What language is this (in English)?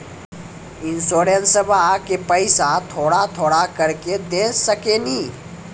Maithili